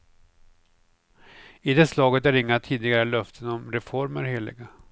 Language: Swedish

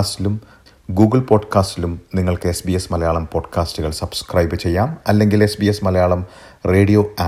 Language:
Malayalam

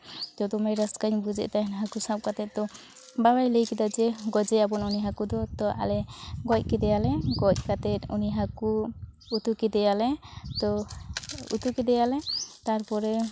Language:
Santali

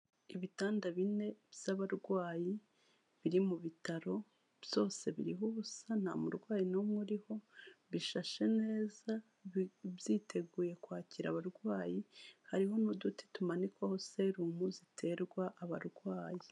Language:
Kinyarwanda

